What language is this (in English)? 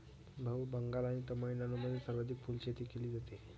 Marathi